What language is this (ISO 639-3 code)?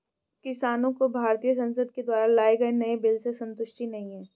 hin